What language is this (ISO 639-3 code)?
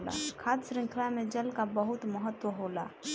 bho